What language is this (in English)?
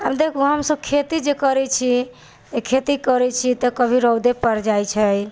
Maithili